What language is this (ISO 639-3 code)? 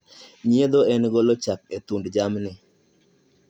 luo